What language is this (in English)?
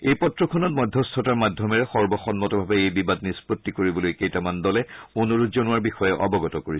Assamese